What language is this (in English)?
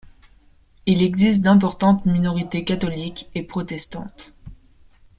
French